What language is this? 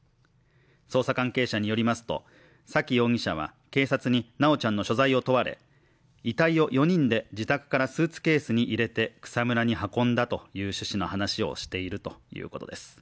Japanese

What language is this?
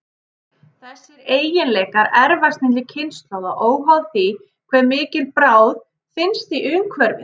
Icelandic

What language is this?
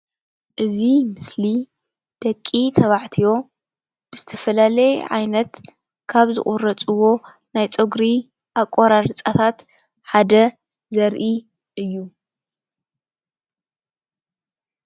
Tigrinya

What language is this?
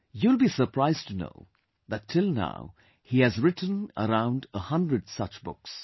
English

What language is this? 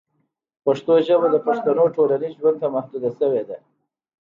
Pashto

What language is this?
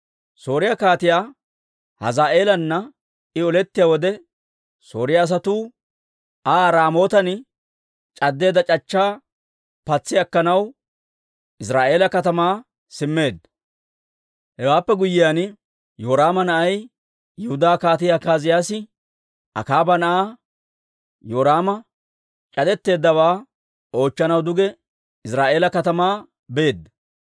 Dawro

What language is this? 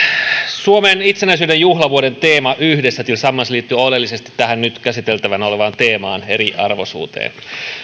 Finnish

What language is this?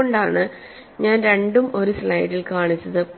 Malayalam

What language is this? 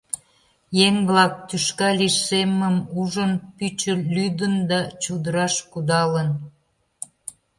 Mari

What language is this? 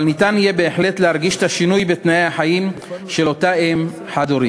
Hebrew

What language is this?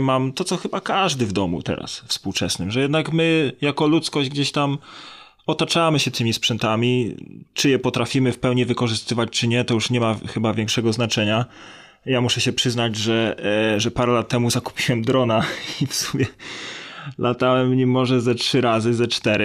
Polish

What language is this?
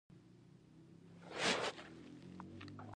Pashto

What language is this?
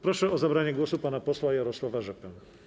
Polish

